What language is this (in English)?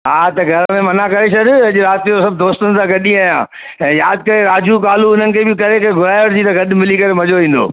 Sindhi